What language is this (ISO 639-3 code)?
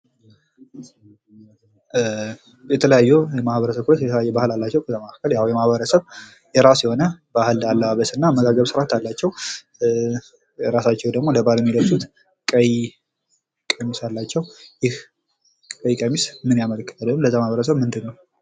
amh